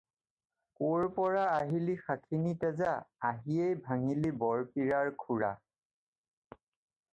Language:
Assamese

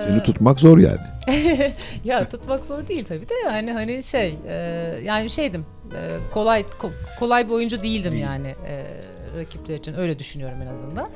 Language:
Turkish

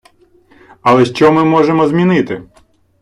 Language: Ukrainian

